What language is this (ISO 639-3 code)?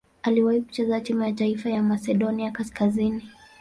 swa